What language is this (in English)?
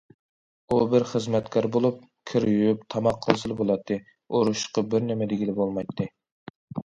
Uyghur